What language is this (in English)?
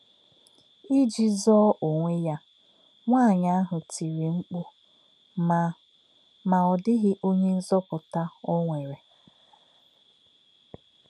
Igbo